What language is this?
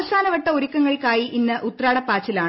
Malayalam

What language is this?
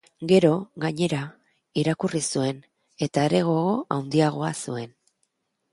Basque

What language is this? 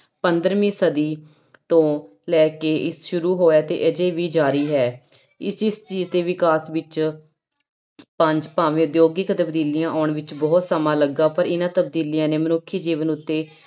Punjabi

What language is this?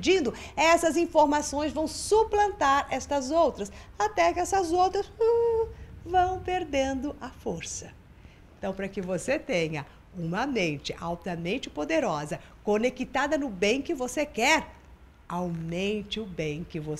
Portuguese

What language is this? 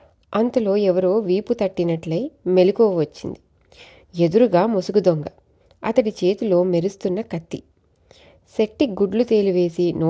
Telugu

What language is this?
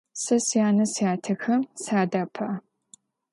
Adyghe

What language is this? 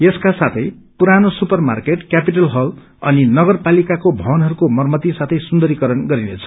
Nepali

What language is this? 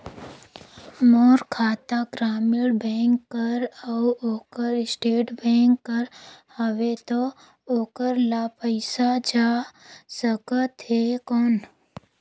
Chhattisgarhi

